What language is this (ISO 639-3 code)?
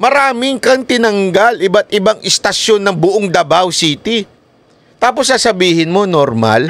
fil